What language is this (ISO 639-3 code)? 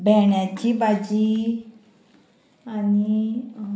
kok